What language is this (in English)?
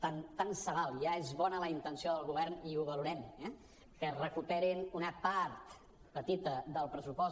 Catalan